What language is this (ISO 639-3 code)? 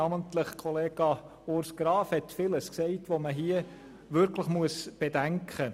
gsw